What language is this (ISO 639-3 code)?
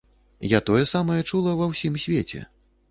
bel